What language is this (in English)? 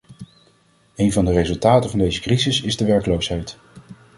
Dutch